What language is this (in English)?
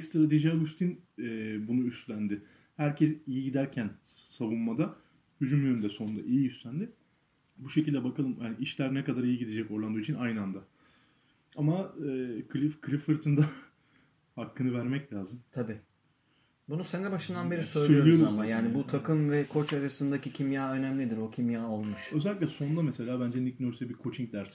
Turkish